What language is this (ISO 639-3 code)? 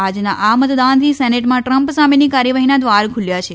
guj